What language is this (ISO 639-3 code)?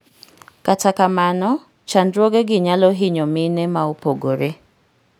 luo